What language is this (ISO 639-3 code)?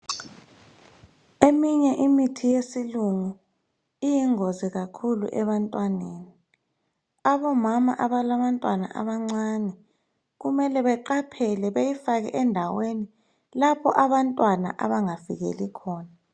nde